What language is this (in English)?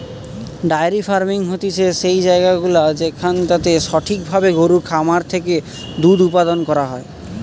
Bangla